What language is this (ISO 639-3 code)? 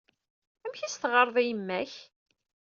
kab